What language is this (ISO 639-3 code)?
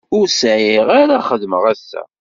kab